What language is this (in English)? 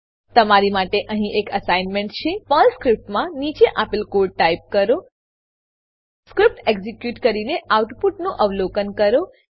Gujarati